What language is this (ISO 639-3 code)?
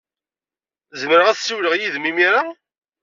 kab